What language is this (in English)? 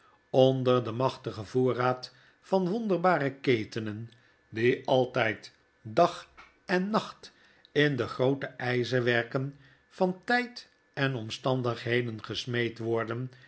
Dutch